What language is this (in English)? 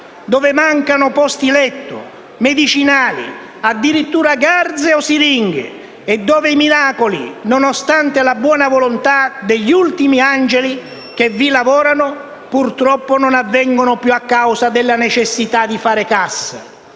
Italian